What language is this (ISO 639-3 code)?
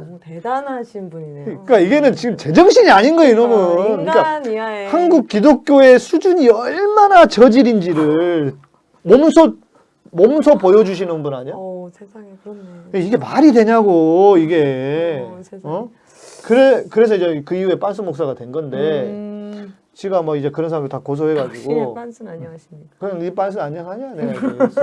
kor